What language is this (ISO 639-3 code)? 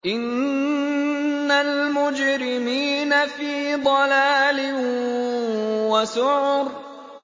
ara